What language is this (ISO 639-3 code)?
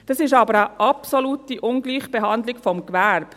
gsw